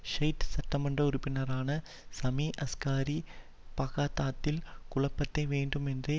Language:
Tamil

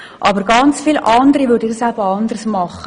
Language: Swiss German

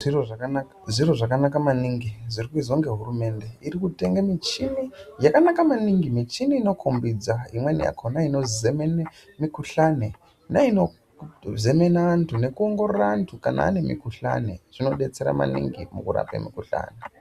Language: Ndau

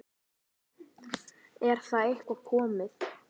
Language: Icelandic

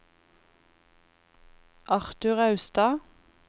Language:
Norwegian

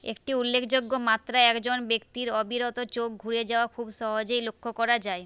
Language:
Bangla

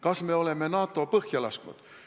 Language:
Estonian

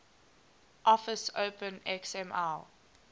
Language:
English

